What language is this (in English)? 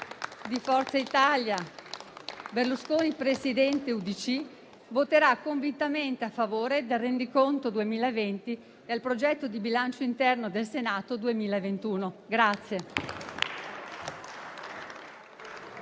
Italian